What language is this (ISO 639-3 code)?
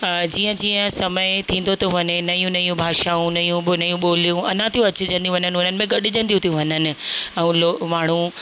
snd